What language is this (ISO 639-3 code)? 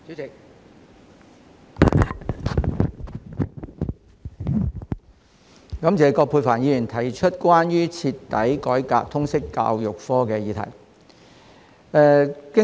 yue